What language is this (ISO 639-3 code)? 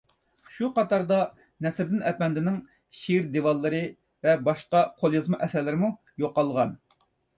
uig